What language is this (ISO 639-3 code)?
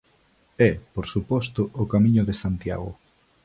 glg